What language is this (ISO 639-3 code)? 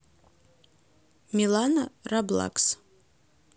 rus